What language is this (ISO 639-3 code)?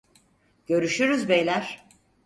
tur